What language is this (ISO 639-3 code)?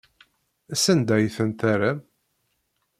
kab